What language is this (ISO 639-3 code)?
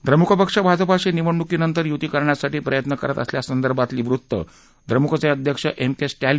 mar